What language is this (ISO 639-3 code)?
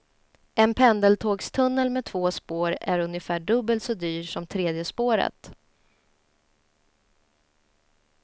swe